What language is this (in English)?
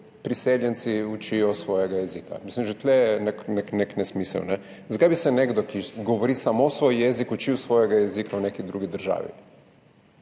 Slovenian